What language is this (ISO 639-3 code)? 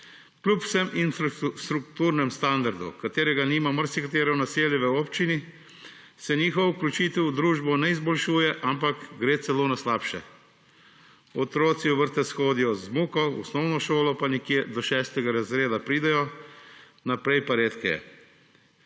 slv